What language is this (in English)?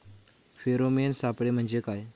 Marathi